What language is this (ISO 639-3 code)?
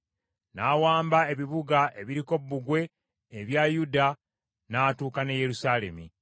lug